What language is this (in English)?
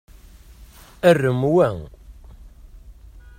Kabyle